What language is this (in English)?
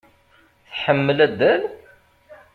Kabyle